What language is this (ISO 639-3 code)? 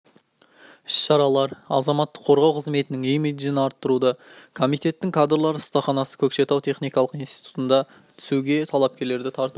kaz